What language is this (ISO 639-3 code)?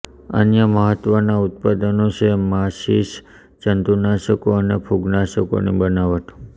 guj